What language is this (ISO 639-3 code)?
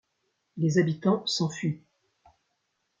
fra